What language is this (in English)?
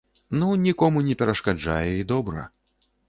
Belarusian